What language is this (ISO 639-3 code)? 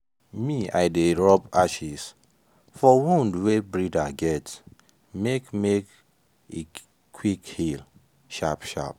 pcm